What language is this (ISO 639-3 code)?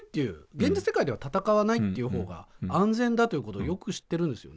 jpn